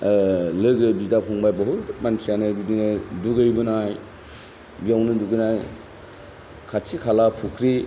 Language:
Bodo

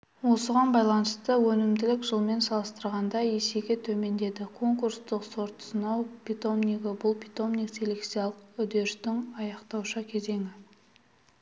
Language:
Kazakh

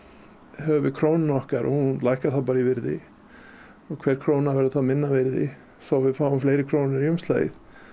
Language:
Icelandic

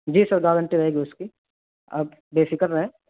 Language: Urdu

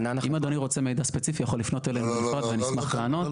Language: Hebrew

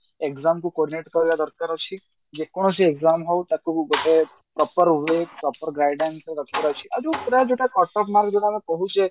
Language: Odia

